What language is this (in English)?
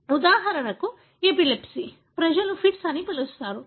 Telugu